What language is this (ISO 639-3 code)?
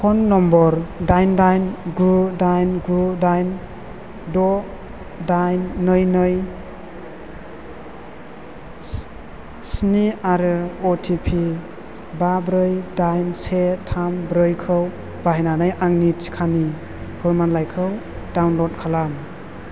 brx